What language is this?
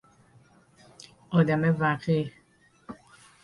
Persian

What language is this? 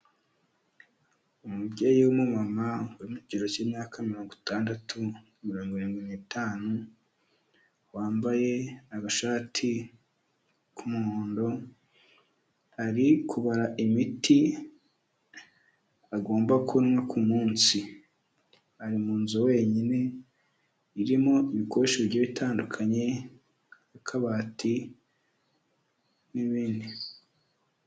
Kinyarwanda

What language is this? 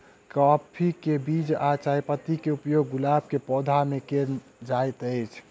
Maithili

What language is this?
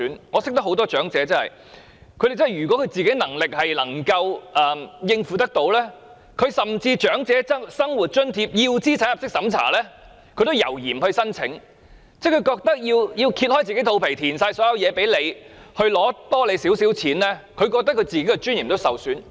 Cantonese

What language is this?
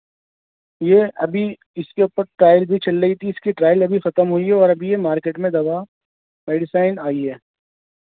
Urdu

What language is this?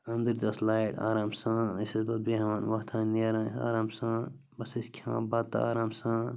Kashmiri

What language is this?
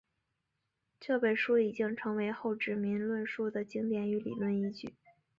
Chinese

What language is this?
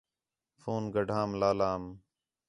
Khetrani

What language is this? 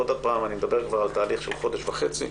Hebrew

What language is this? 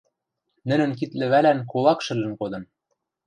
Western Mari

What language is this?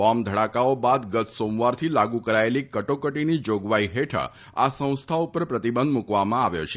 Gujarati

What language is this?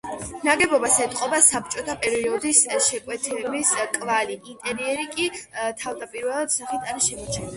Georgian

